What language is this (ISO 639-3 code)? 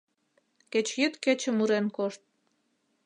chm